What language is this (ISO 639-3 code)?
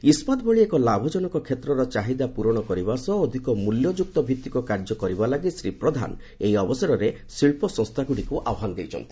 ori